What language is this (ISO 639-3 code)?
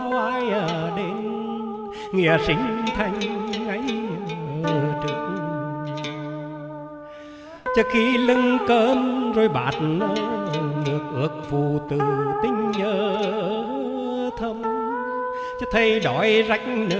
vie